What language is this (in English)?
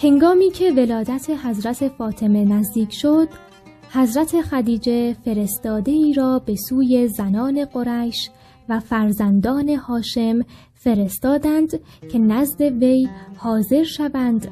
Persian